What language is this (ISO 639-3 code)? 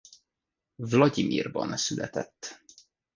hun